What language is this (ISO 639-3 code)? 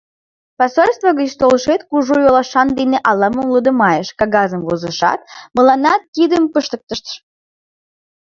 chm